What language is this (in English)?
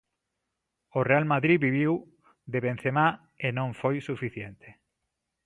Galician